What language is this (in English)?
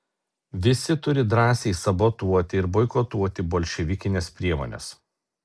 Lithuanian